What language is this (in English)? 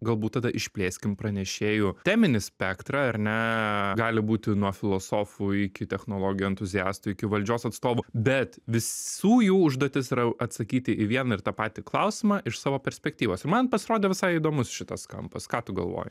Lithuanian